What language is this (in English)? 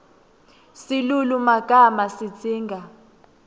Swati